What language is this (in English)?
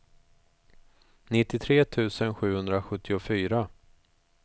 Swedish